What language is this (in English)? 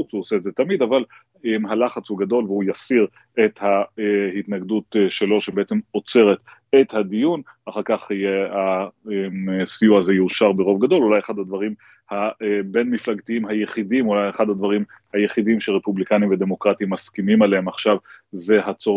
Hebrew